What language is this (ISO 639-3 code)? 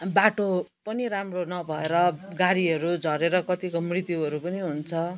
nep